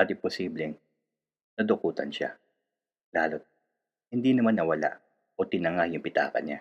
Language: Filipino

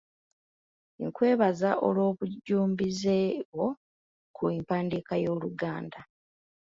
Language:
Ganda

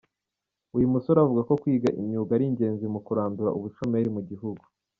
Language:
Kinyarwanda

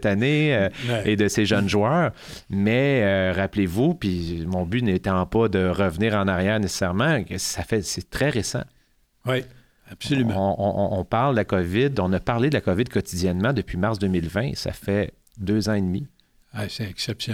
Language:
French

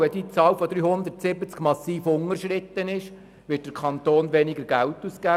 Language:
Swiss German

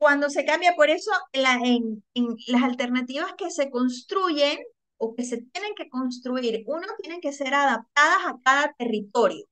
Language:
Spanish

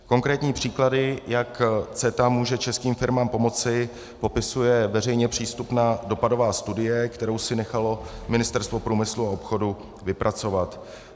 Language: Czech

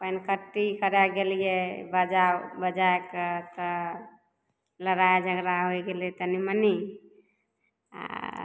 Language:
Maithili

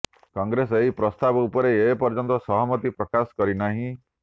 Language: Odia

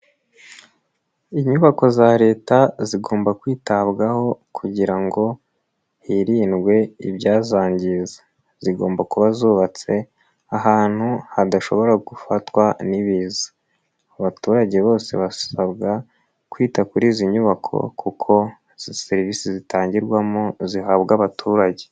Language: Kinyarwanda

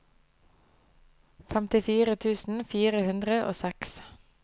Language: Norwegian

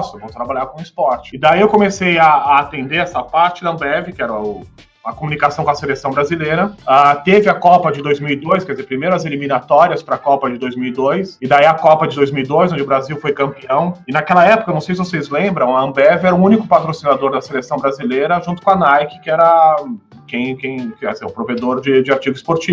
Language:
Portuguese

